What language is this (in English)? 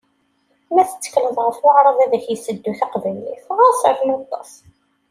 Kabyle